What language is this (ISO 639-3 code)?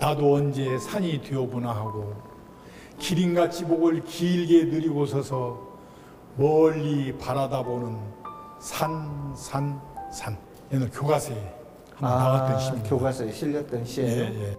kor